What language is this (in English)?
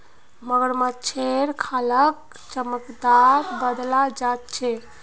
Magahi